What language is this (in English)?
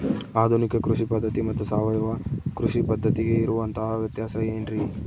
Kannada